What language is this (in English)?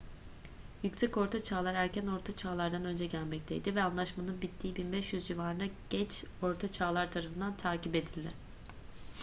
Turkish